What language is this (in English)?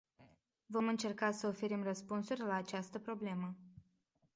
Romanian